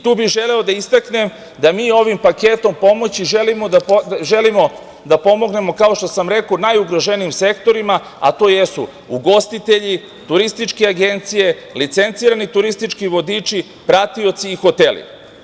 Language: Serbian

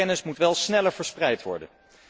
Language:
Dutch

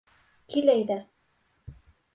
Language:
Bashkir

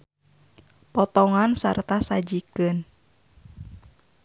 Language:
Sundanese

